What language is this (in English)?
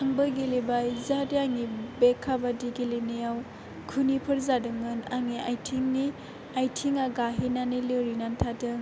Bodo